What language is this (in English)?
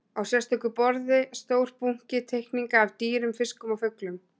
Icelandic